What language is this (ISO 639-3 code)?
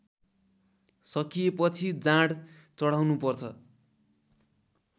nep